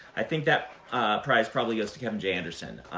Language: English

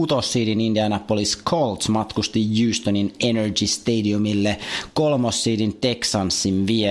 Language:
Finnish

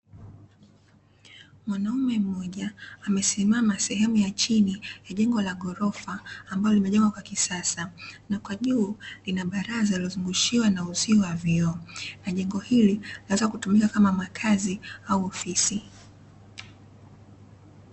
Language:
Swahili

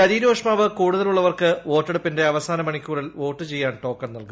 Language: Malayalam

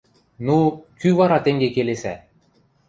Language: Western Mari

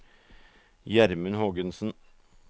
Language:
Norwegian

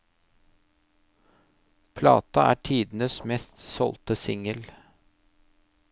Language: Norwegian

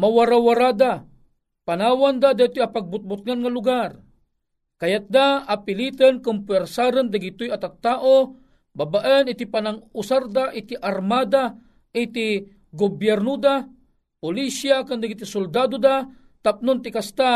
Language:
Filipino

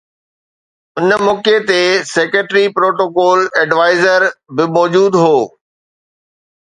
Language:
Sindhi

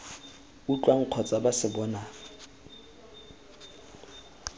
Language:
Tswana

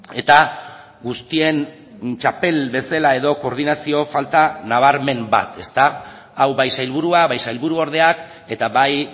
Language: Basque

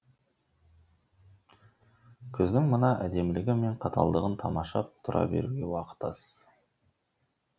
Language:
Kazakh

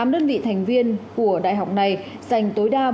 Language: Vietnamese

